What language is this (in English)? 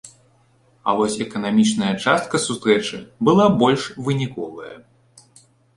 Belarusian